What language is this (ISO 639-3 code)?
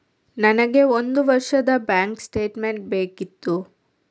kan